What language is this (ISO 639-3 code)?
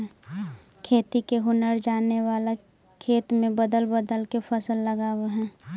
mag